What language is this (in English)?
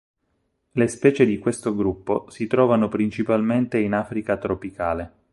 Italian